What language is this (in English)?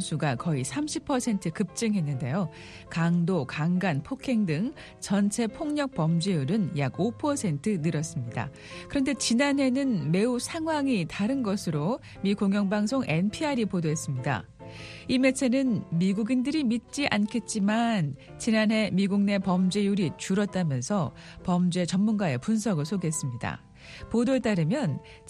Korean